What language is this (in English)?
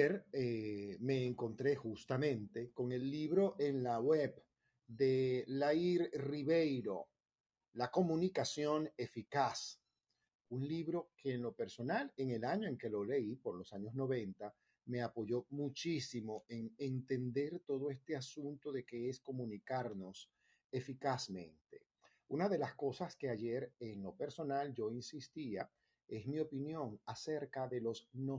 Spanish